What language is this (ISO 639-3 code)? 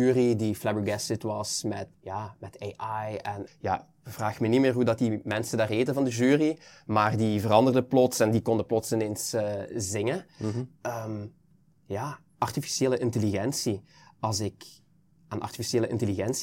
nld